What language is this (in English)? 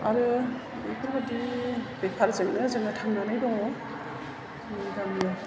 Bodo